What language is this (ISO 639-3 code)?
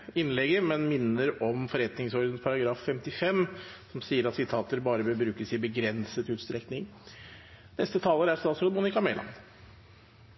nob